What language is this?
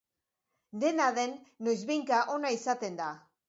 Basque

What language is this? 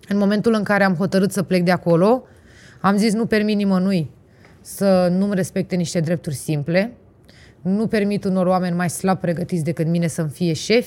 Romanian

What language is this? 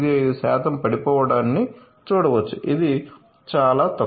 Telugu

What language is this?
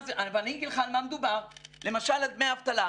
Hebrew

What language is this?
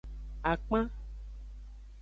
Aja (Benin)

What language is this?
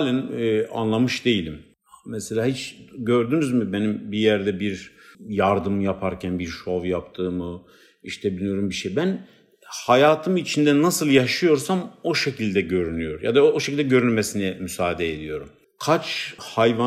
Turkish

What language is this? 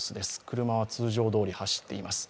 Japanese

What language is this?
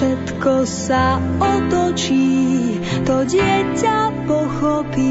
Slovak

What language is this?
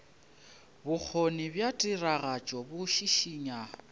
Northern Sotho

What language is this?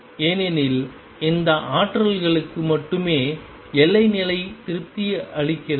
Tamil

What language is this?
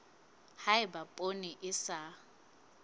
Southern Sotho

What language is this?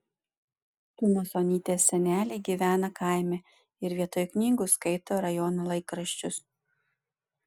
Lithuanian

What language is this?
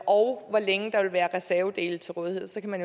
Danish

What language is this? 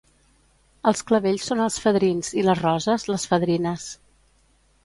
Catalan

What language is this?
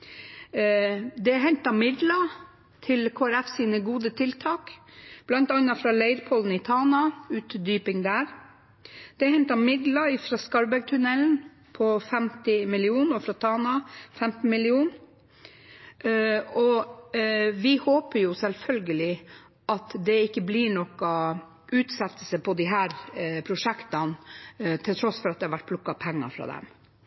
Norwegian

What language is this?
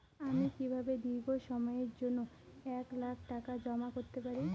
Bangla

